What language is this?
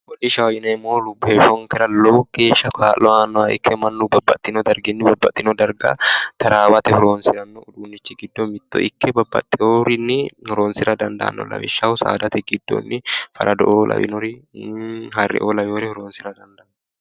Sidamo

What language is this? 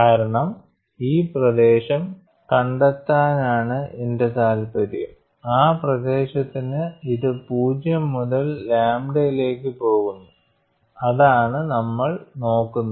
Malayalam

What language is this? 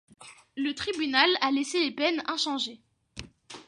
French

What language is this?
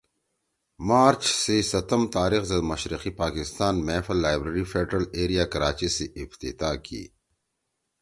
Torwali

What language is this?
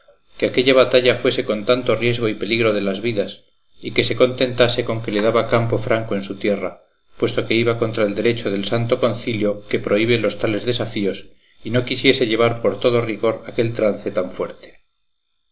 Spanish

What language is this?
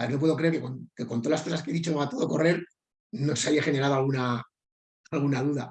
Spanish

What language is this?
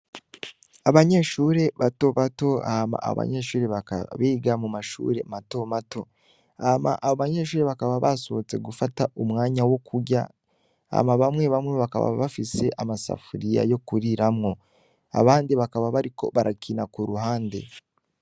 Rundi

